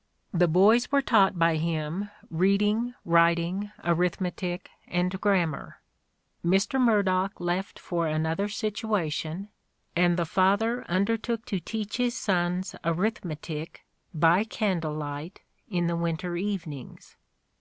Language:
English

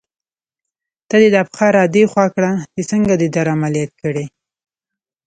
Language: Pashto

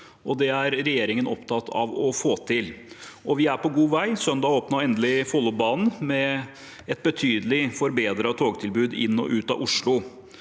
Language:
Norwegian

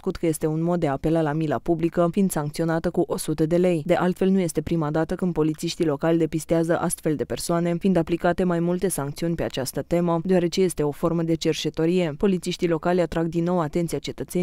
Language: Romanian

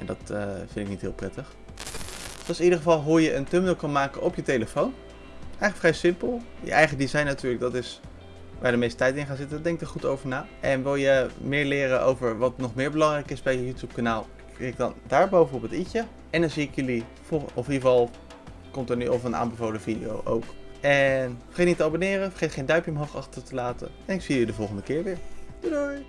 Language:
Dutch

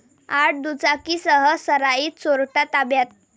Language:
Marathi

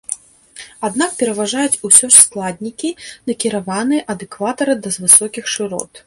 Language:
Belarusian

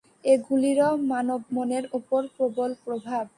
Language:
Bangla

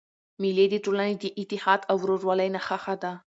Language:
Pashto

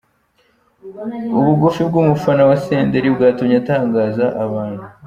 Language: Kinyarwanda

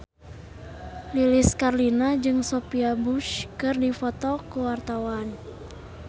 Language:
Sundanese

